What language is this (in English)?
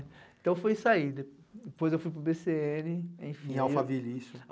Portuguese